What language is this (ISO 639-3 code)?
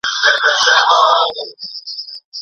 pus